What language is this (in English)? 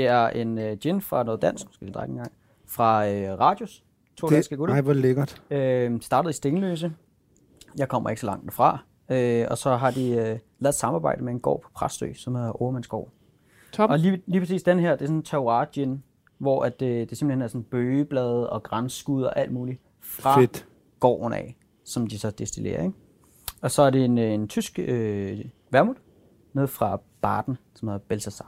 Danish